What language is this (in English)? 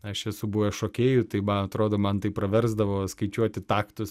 Lithuanian